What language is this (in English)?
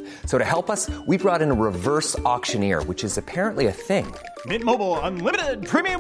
French